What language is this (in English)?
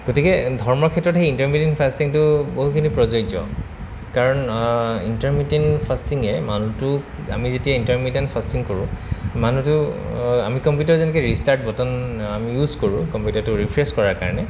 Assamese